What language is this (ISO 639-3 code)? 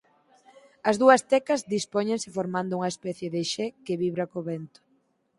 glg